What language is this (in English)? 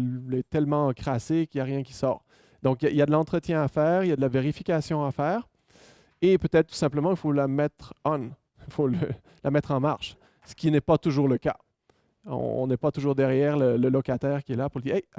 French